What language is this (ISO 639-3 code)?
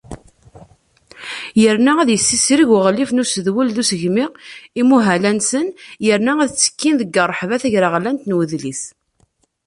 kab